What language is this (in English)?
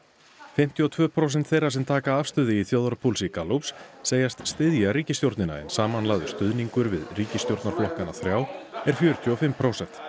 Icelandic